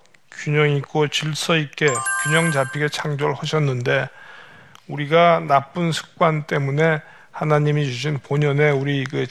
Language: Korean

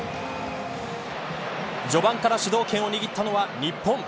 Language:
Japanese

